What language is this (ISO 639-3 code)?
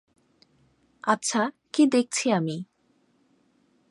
ben